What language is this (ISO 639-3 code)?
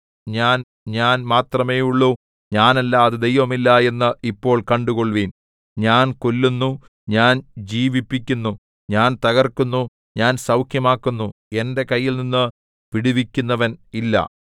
mal